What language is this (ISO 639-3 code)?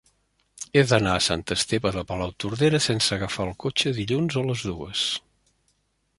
cat